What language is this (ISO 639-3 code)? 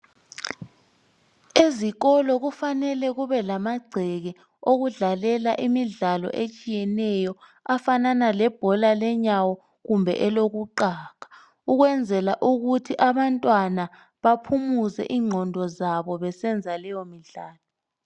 nde